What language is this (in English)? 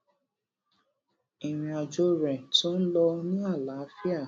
Yoruba